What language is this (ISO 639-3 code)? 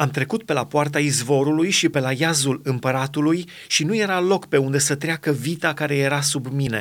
ron